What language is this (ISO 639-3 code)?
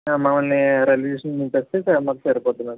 tel